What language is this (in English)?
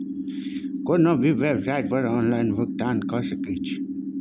Maithili